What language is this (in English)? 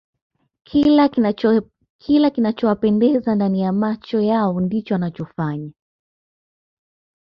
Swahili